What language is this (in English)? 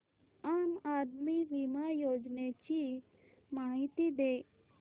Marathi